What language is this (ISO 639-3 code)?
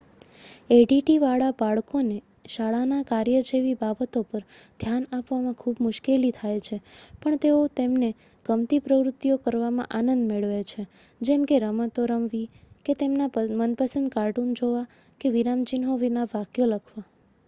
guj